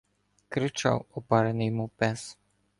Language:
Ukrainian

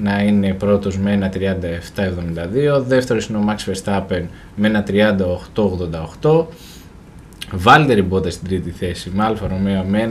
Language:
Greek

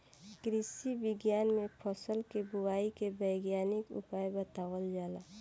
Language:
Bhojpuri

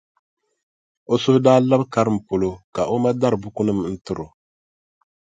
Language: Dagbani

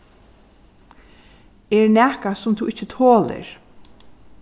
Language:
Faroese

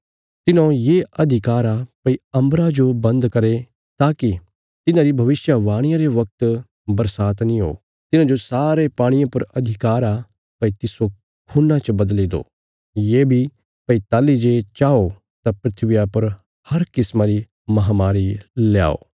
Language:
Bilaspuri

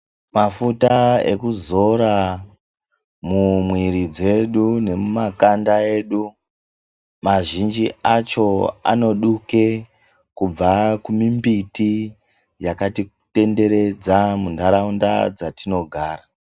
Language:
Ndau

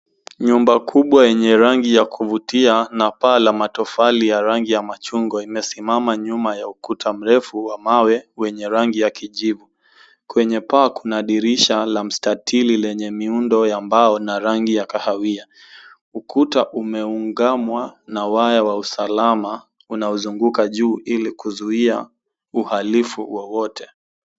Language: Swahili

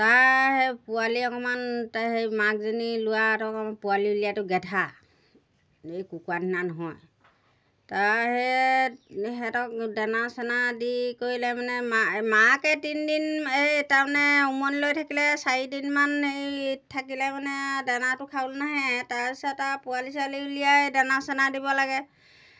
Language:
Assamese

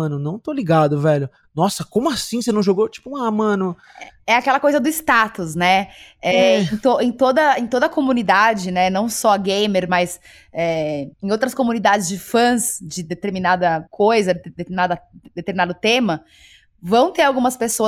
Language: Portuguese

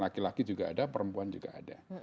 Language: Indonesian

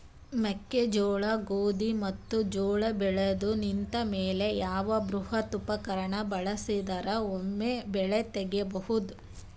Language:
Kannada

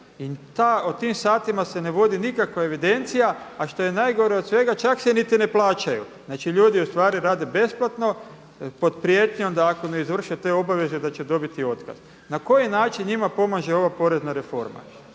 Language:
Croatian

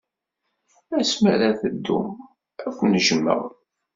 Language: Kabyle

